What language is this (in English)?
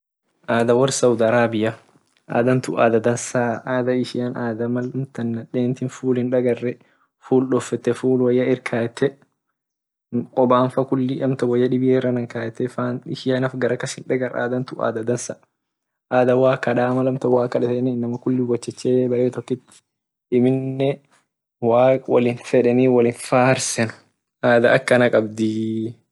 Orma